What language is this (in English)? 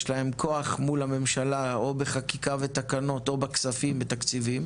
Hebrew